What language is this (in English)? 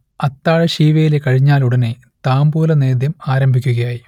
Malayalam